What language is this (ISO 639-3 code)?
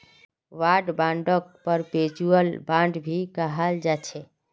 mag